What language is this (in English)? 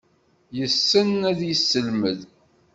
Kabyle